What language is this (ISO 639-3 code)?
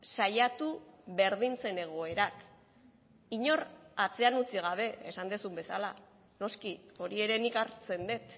eus